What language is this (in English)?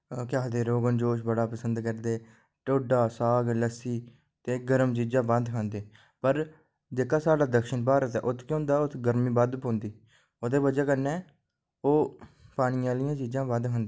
Dogri